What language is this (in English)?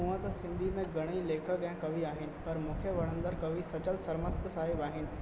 Sindhi